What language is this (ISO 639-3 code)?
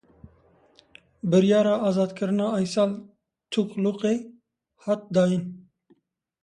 kur